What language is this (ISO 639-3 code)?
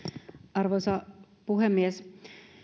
fin